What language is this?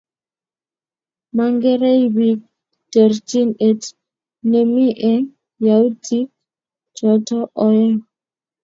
Kalenjin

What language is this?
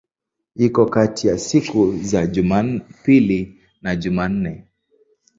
Swahili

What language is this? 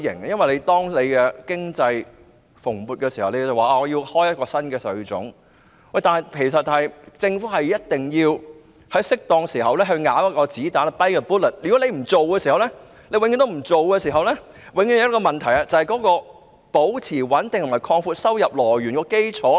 Cantonese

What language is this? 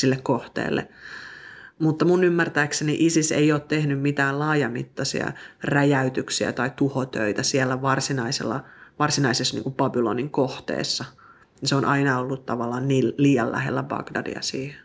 Finnish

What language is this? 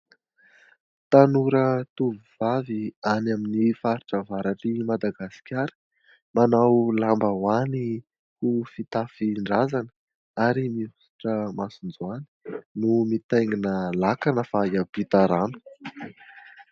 Malagasy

